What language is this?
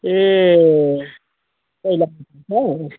Nepali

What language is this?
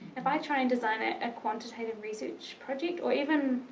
English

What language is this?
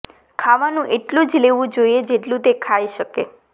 Gujarati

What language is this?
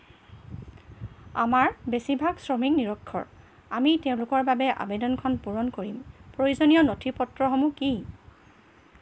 Assamese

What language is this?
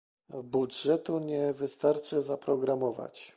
Polish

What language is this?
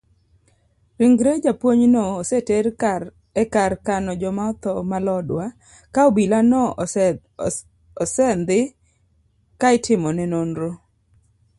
Luo (Kenya and Tanzania)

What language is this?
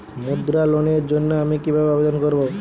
Bangla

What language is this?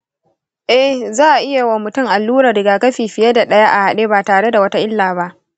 Hausa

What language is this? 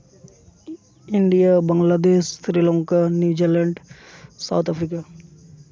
Santali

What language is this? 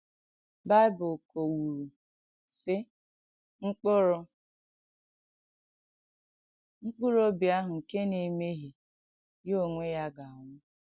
Igbo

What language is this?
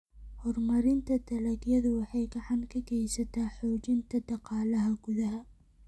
Somali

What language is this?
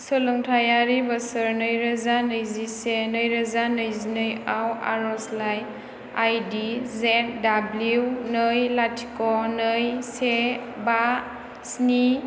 Bodo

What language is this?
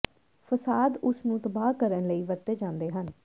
Punjabi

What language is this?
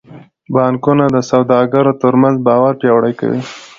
Pashto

